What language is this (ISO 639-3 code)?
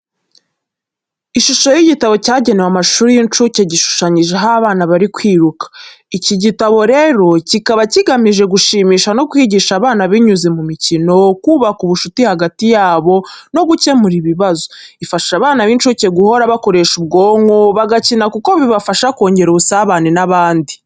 kin